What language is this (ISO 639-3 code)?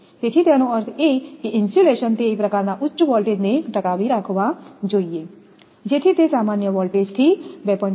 guj